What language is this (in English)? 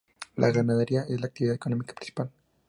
Spanish